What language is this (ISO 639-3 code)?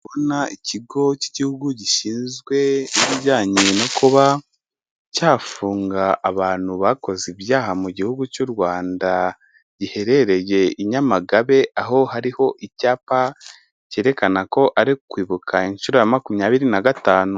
kin